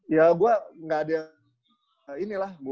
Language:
Indonesian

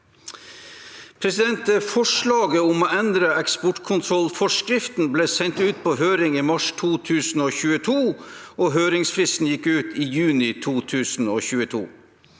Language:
Norwegian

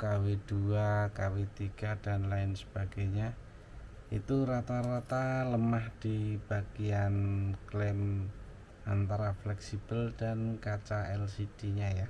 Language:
Indonesian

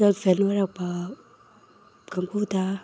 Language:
Manipuri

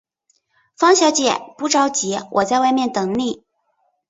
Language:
Chinese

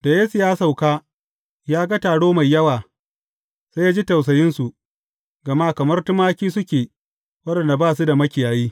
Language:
Hausa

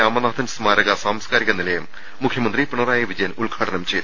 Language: Malayalam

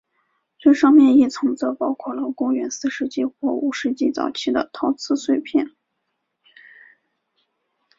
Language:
Chinese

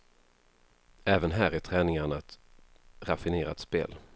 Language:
Swedish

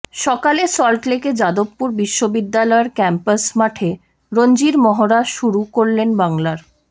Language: Bangla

